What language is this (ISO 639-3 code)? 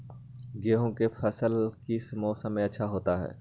mag